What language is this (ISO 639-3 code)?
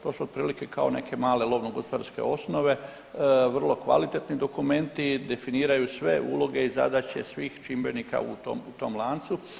hrv